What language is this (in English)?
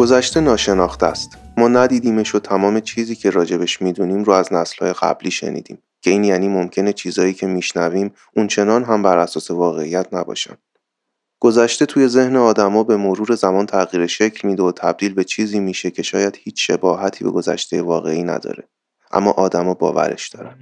Persian